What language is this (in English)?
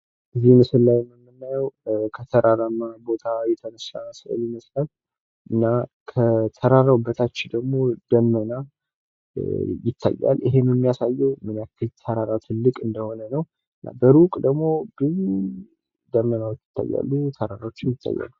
Amharic